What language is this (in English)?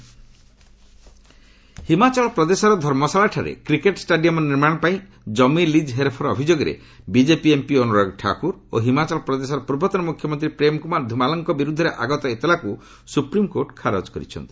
Odia